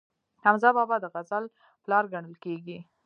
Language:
Pashto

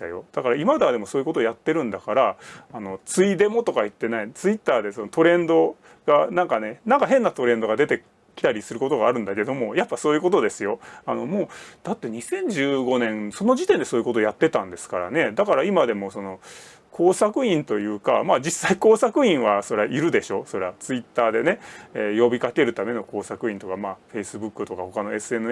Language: Japanese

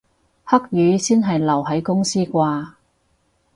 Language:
Cantonese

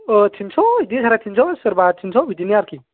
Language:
Bodo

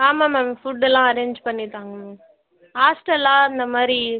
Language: Tamil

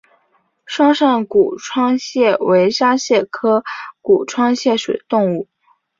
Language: Chinese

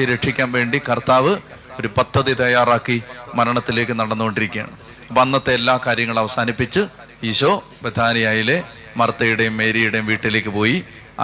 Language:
Malayalam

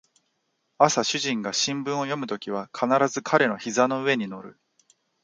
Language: Japanese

